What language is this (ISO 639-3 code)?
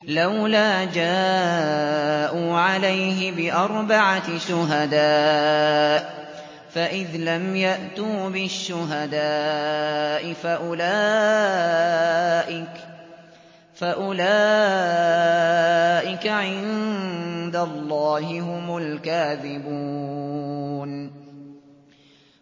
ara